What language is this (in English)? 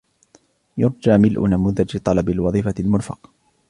Arabic